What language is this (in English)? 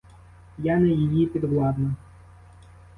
Ukrainian